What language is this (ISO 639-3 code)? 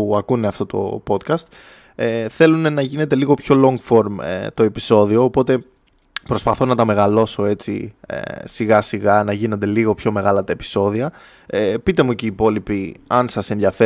ell